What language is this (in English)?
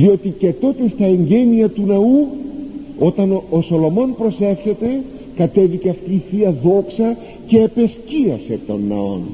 Greek